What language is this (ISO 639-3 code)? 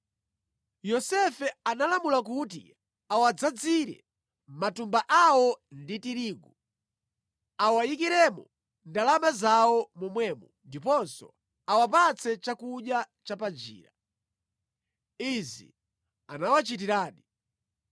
nya